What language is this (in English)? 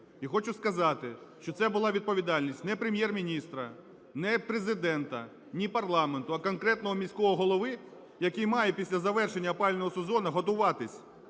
Ukrainian